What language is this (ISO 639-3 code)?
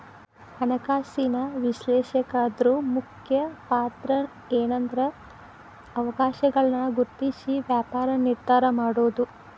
kan